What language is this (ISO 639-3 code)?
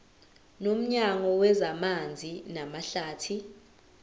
zul